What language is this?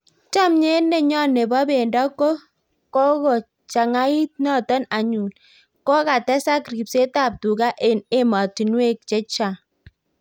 Kalenjin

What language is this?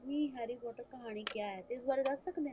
Punjabi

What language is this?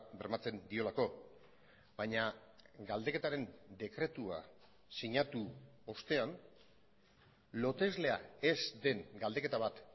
Basque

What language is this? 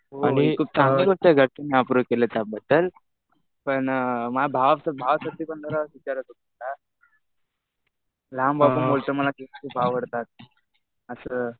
Marathi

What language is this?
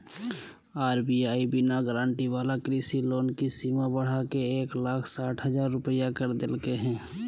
Magahi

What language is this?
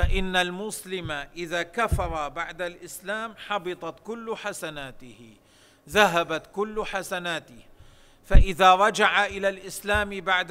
Arabic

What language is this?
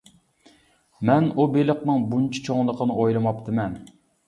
Uyghur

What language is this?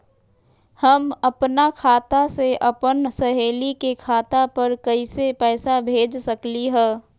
Magahi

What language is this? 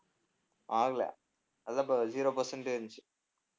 Tamil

